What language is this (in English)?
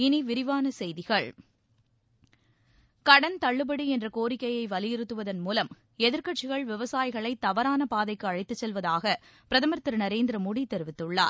Tamil